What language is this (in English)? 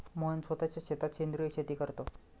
Marathi